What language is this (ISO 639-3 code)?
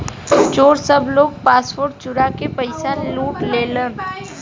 bho